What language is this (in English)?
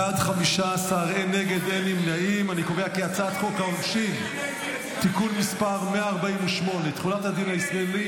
Hebrew